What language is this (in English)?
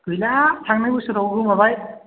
Bodo